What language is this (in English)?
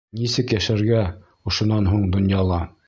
Bashkir